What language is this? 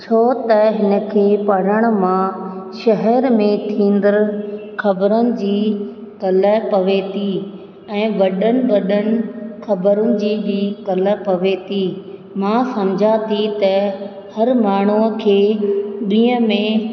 Sindhi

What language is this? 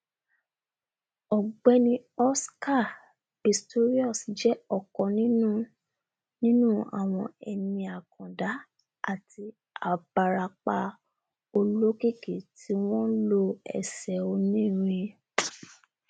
Yoruba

